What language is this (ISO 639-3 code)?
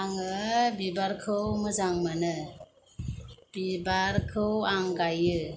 brx